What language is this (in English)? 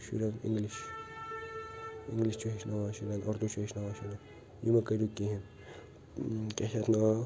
Kashmiri